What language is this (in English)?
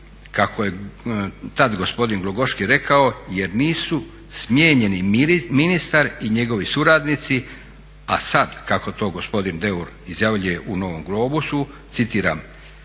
Croatian